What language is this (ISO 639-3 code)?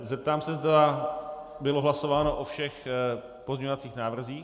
ces